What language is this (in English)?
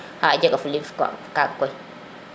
Serer